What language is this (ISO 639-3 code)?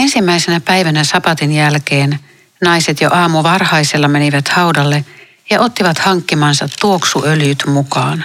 fin